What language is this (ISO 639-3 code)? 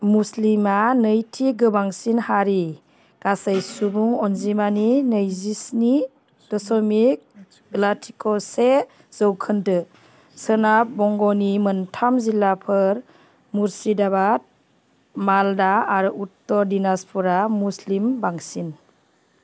brx